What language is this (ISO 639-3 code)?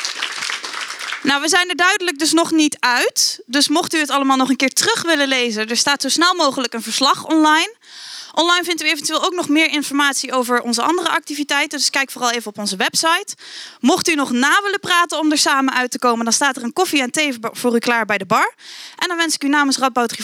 nld